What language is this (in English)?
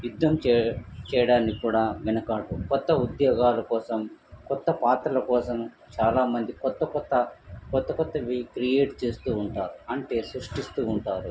Telugu